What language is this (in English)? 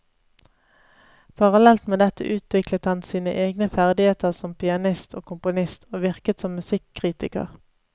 Norwegian